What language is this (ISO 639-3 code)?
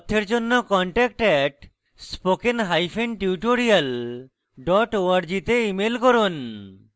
ben